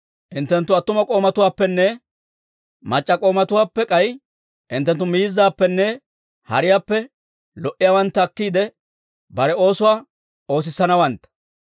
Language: Dawro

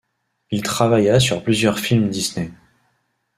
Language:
French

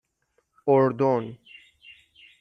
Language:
Persian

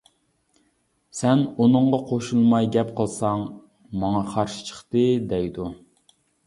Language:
Uyghur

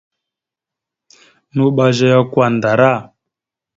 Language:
Mada (Cameroon)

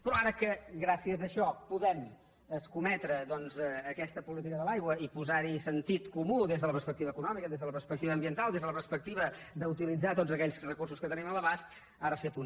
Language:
Catalan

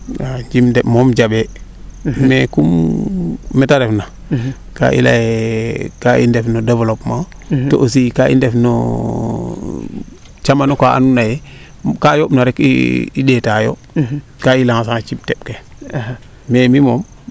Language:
Serer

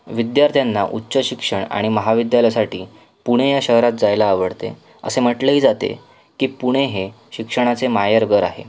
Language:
Marathi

